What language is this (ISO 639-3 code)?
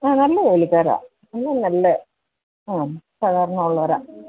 mal